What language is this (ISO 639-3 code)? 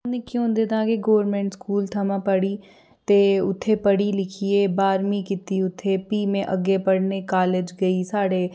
doi